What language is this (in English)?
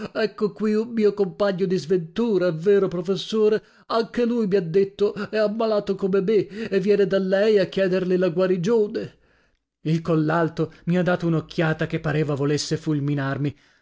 Italian